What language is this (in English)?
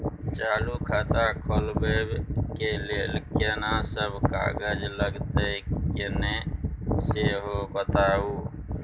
Maithili